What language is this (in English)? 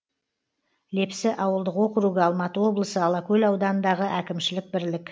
Kazakh